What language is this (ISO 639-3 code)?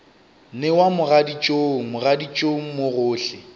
nso